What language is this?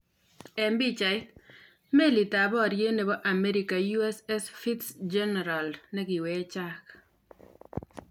Kalenjin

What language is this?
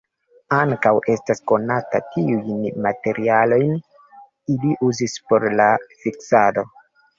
Esperanto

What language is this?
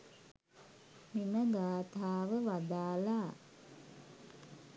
Sinhala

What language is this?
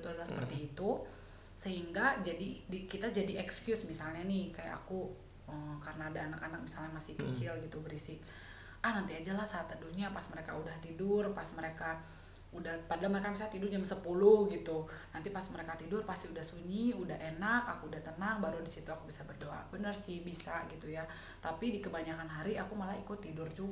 Indonesian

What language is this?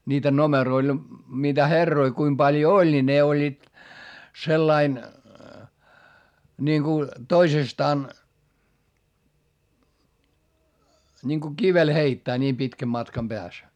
Finnish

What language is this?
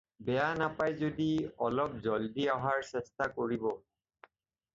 Assamese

